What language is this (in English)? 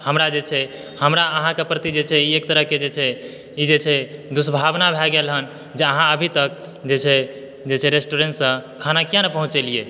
Maithili